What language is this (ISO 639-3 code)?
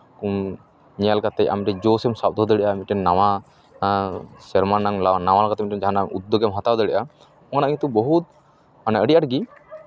sat